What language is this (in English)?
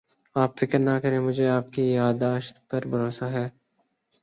Urdu